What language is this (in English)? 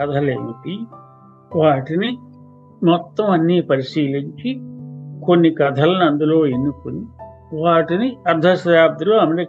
Telugu